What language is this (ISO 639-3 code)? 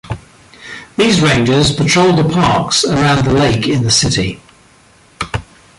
eng